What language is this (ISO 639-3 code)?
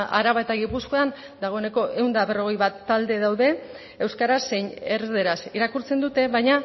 eus